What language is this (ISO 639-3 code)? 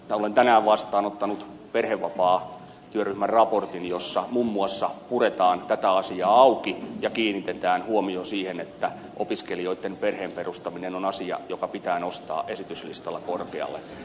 fin